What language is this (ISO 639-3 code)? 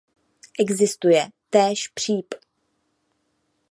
ces